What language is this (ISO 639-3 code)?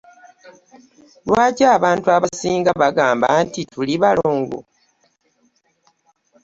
lug